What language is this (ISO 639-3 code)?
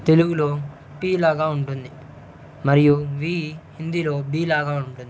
tel